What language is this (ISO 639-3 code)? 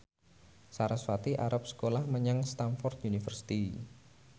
jav